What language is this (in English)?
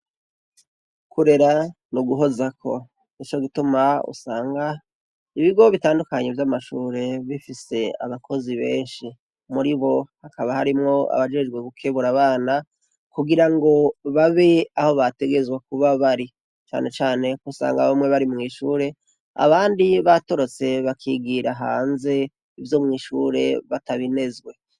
Rundi